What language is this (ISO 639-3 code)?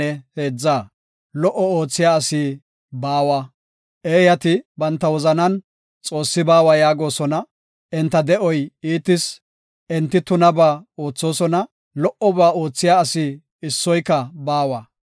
gof